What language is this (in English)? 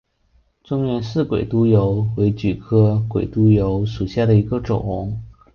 Chinese